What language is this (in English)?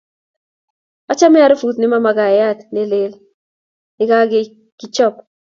Kalenjin